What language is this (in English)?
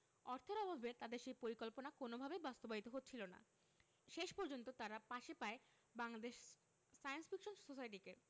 Bangla